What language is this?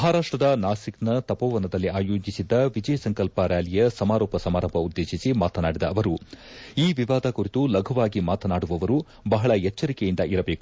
Kannada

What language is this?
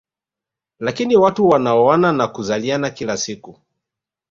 Swahili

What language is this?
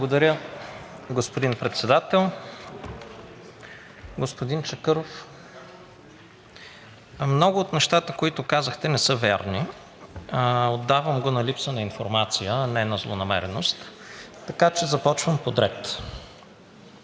Bulgarian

